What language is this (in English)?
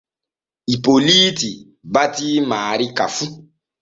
Borgu Fulfulde